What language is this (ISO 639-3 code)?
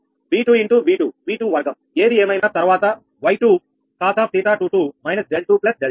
tel